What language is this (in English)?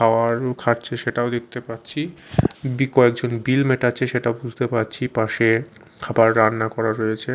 Bangla